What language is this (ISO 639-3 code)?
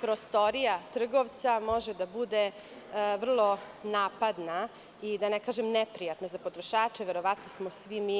srp